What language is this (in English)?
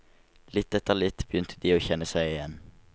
Norwegian